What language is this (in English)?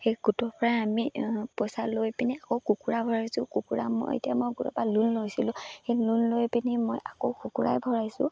Assamese